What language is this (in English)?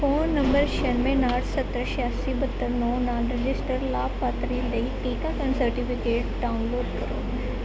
Punjabi